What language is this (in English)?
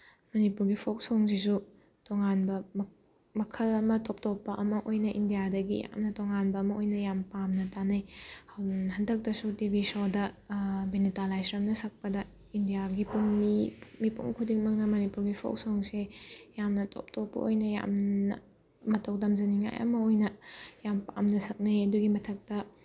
Manipuri